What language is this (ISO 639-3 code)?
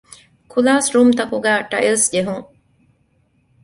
div